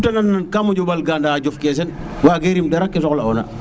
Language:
Serer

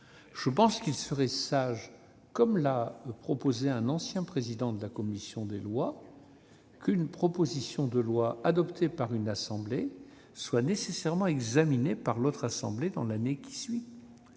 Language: French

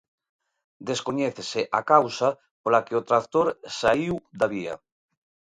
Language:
Galician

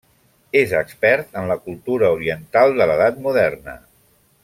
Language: Catalan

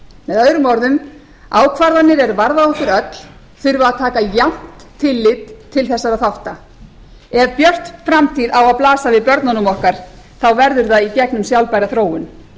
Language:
Icelandic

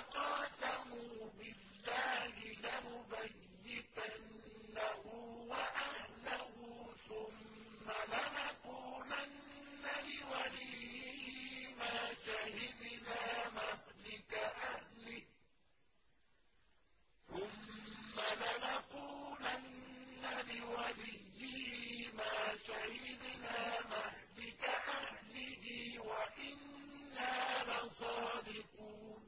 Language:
Arabic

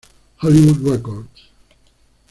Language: Spanish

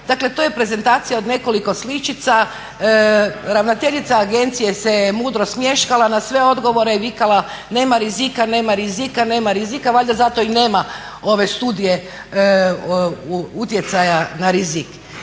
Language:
Croatian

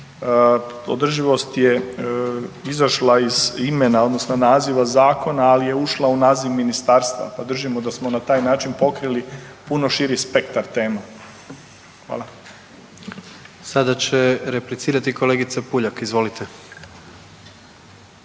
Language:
Croatian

